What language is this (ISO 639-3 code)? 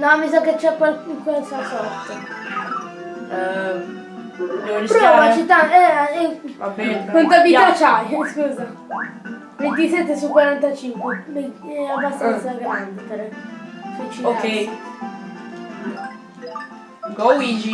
ita